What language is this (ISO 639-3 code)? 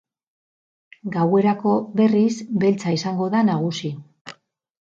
eus